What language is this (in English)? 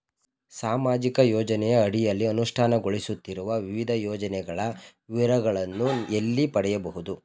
Kannada